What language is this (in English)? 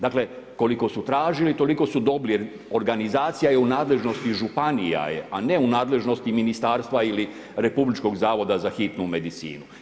Croatian